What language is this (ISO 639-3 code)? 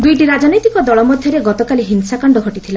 ori